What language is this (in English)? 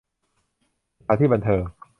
Thai